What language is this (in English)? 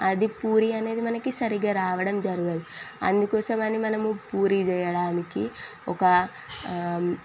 Telugu